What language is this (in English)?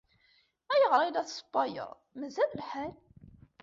Kabyle